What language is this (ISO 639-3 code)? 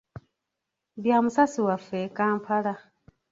lug